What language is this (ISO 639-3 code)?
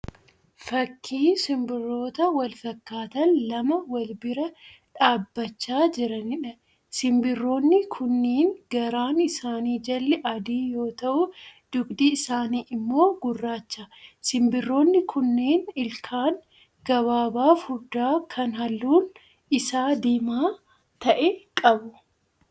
orm